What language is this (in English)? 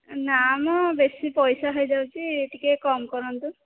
Odia